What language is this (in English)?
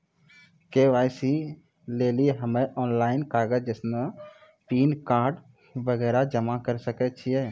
Maithili